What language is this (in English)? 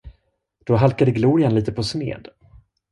Swedish